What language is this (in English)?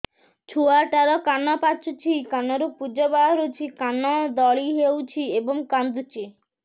Odia